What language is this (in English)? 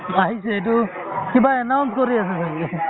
Assamese